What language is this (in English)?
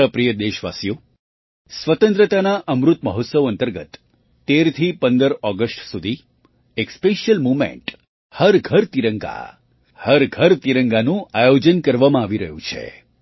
Gujarati